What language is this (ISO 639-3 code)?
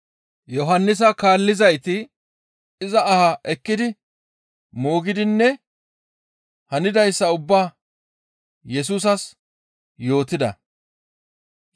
gmv